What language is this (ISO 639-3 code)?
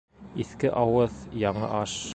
bak